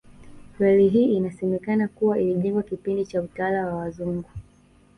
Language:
Swahili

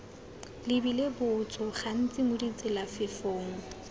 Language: Tswana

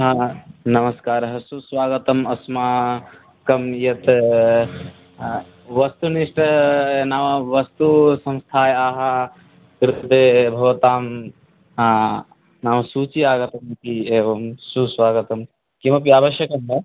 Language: Sanskrit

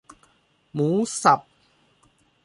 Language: Thai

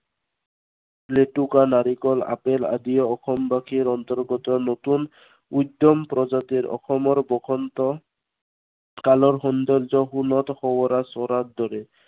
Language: Assamese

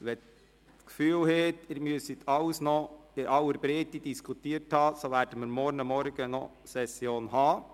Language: Swiss German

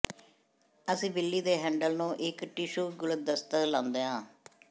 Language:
Punjabi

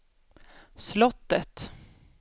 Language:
Swedish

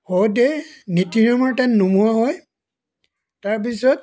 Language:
Assamese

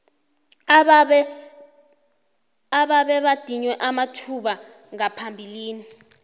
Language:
South Ndebele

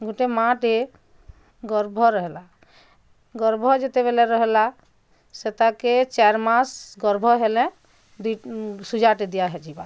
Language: Odia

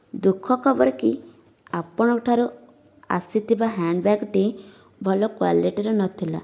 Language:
Odia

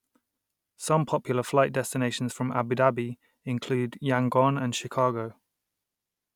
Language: English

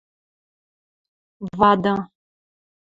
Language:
Western Mari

